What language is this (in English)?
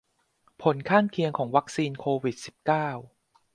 Thai